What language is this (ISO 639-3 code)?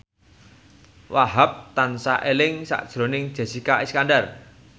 jav